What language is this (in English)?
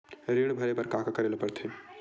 Chhattisgarhi